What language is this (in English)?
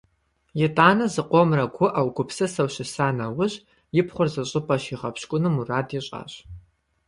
Kabardian